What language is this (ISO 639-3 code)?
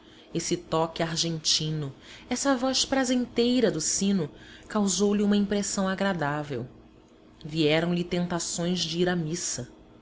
por